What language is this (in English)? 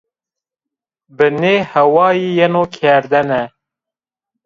Zaza